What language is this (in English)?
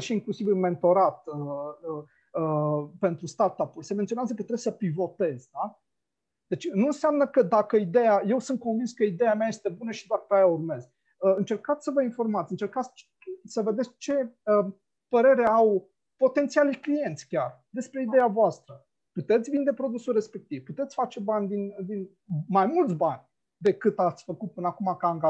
Romanian